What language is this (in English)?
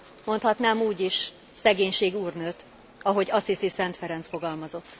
Hungarian